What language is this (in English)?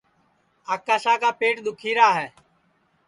Sansi